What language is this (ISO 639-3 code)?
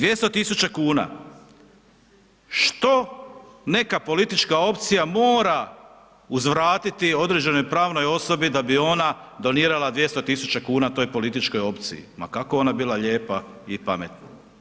hrv